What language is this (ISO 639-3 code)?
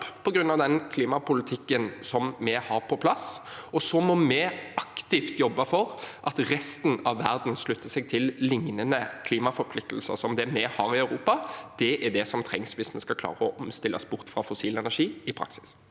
nor